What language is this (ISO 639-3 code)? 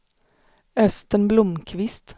swe